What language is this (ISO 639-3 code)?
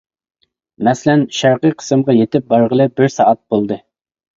uig